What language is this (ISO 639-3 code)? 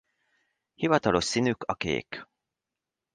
hun